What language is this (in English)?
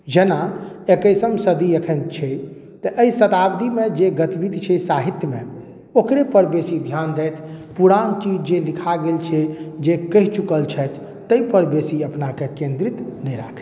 Maithili